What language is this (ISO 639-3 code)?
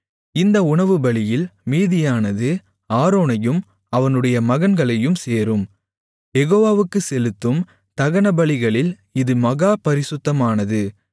tam